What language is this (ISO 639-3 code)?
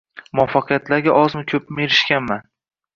uzb